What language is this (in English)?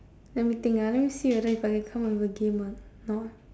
English